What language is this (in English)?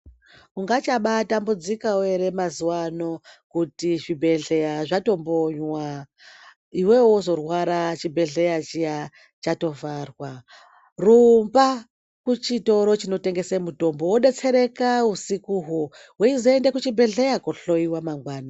Ndau